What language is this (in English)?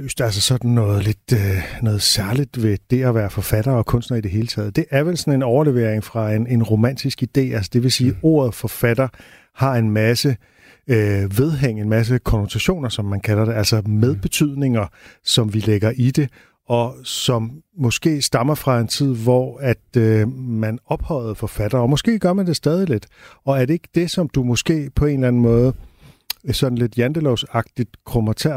Danish